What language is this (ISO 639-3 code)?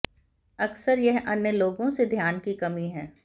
hin